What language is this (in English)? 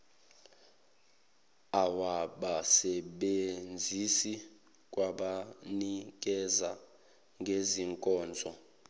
Zulu